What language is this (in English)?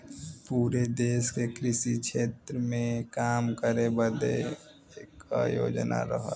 Bhojpuri